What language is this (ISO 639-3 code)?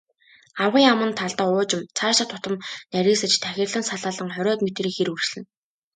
mon